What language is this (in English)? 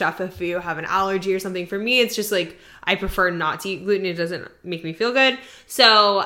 English